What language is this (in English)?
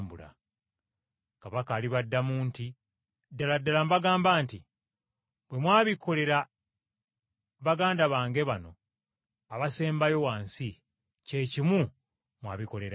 Ganda